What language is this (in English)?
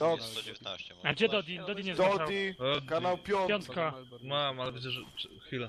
Polish